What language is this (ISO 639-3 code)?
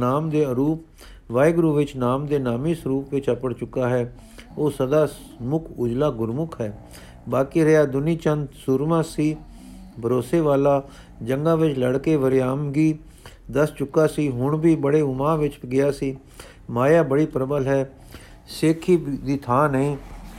pan